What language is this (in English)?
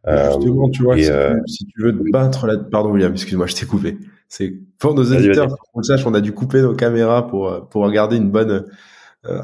French